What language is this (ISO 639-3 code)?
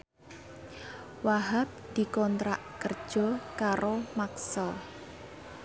jav